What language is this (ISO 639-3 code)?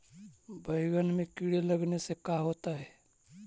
mag